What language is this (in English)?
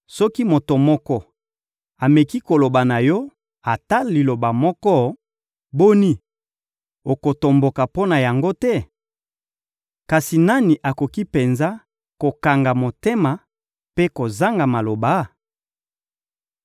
Lingala